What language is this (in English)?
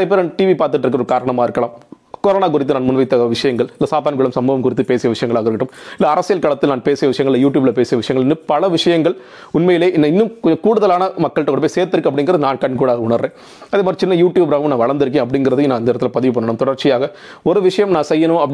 Tamil